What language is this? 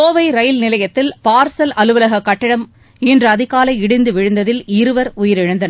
Tamil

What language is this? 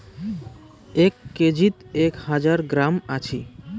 Bangla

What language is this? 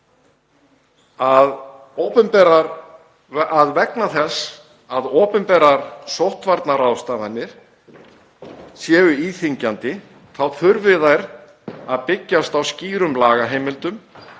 Icelandic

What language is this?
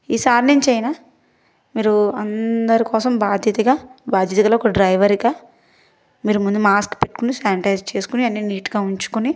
Telugu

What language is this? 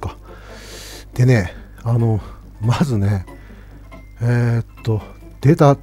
Japanese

